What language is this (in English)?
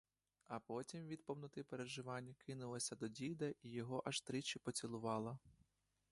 Ukrainian